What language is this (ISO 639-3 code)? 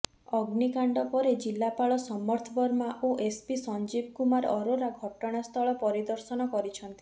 ori